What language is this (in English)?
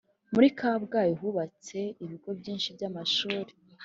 Kinyarwanda